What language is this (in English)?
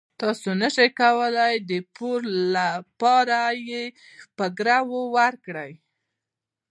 Pashto